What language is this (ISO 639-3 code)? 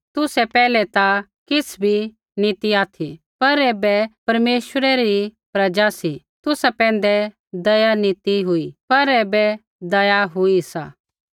kfx